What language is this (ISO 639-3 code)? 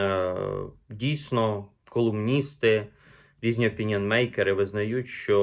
ukr